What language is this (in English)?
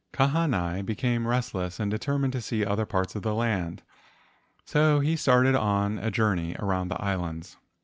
English